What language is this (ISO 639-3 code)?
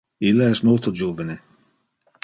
ina